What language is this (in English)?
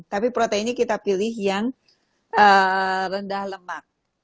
Indonesian